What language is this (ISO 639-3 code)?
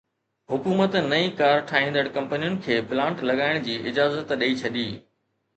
snd